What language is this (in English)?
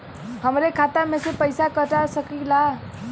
Bhojpuri